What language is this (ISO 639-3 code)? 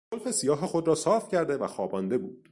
fas